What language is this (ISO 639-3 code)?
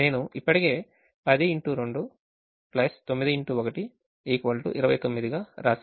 tel